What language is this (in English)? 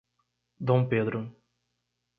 Portuguese